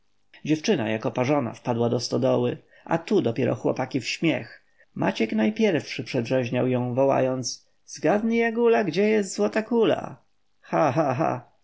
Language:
Polish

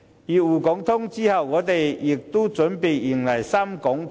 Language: Cantonese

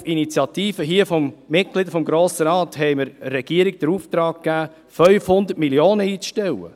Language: Swiss German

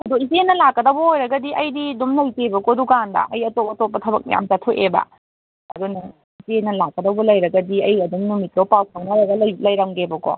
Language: Manipuri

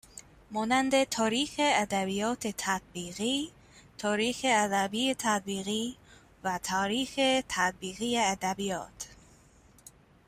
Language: Persian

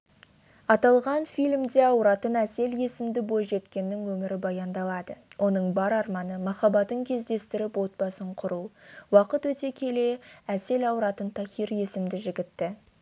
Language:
Kazakh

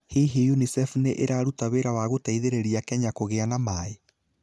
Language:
Kikuyu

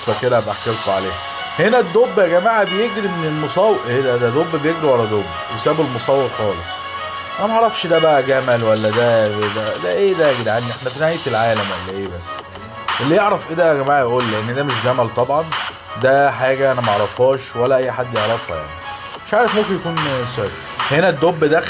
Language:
Arabic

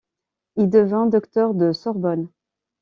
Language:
French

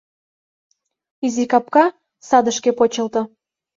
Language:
Mari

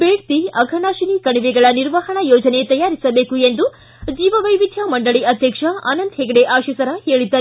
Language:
Kannada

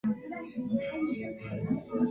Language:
Chinese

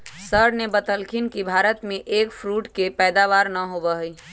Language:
Magahi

